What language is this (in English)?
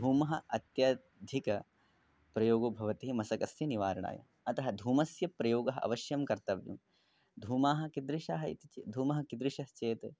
Sanskrit